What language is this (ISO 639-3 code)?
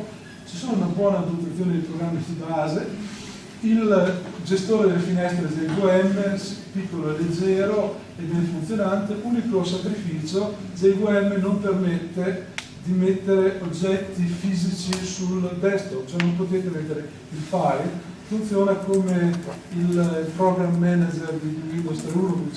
ita